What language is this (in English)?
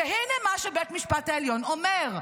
Hebrew